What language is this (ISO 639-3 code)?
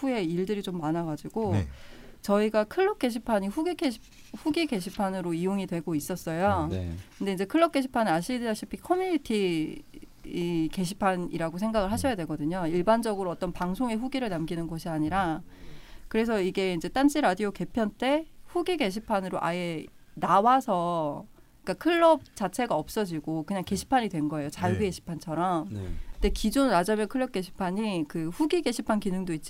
kor